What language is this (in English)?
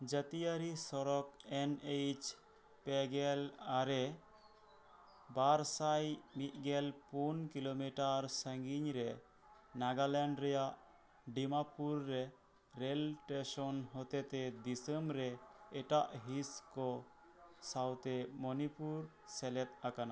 Santali